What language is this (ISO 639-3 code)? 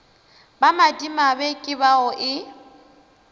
nso